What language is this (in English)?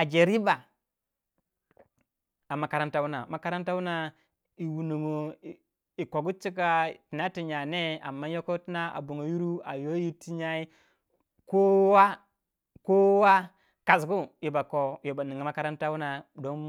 Waja